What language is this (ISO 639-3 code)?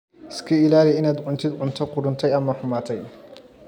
som